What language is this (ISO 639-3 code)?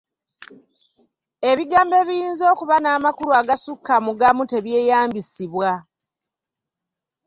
lug